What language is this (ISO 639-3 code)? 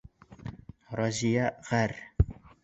bak